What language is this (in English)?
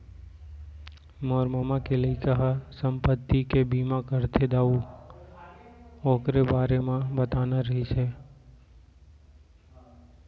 Chhattisgarhi